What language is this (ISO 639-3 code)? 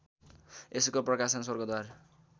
nep